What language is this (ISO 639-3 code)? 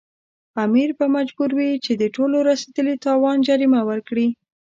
pus